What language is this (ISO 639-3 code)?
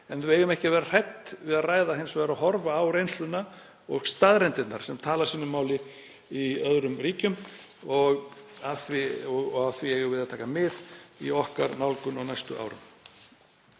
isl